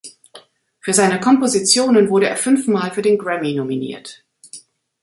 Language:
German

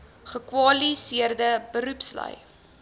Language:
Afrikaans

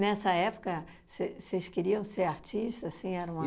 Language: Portuguese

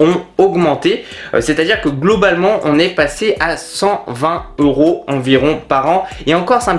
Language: French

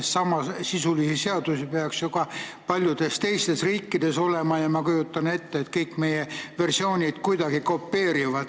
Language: Estonian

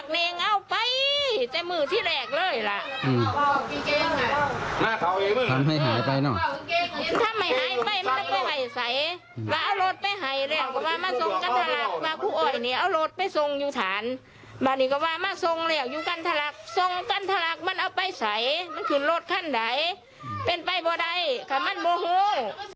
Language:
Thai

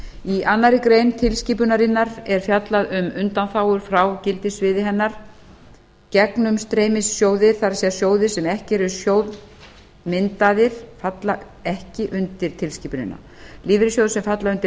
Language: Icelandic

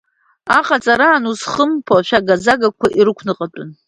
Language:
Abkhazian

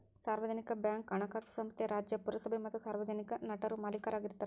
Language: Kannada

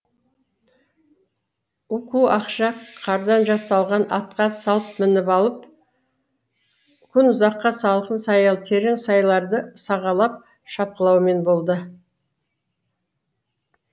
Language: Kazakh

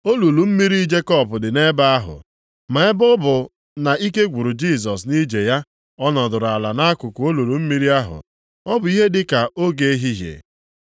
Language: Igbo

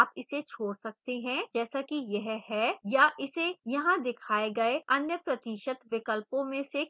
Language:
Hindi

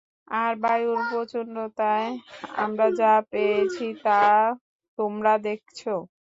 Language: Bangla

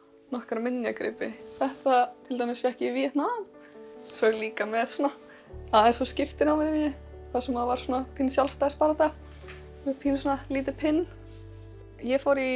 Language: Dutch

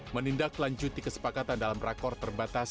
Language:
Indonesian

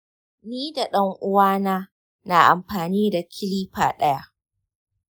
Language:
Hausa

